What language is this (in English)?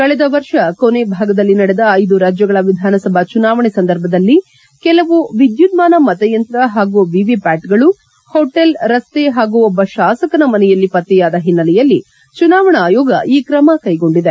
Kannada